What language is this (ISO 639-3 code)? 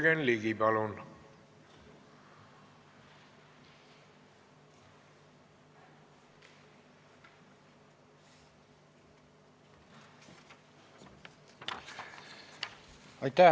est